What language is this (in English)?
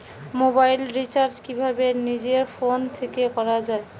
Bangla